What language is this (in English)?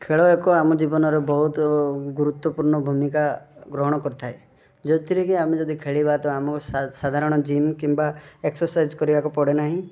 Odia